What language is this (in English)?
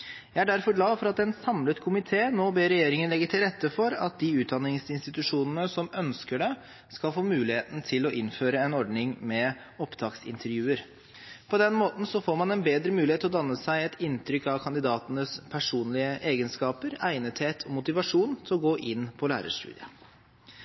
Norwegian Bokmål